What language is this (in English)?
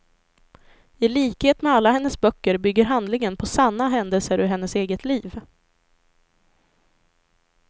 Swedish